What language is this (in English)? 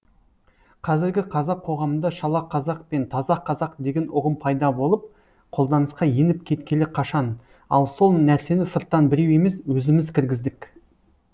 Kazakh